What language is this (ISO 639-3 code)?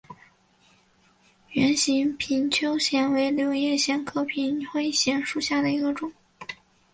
zho